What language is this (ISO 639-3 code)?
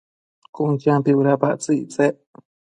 mcf